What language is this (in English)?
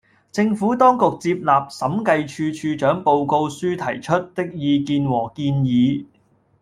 Cantonese